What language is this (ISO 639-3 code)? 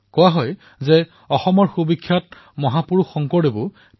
asm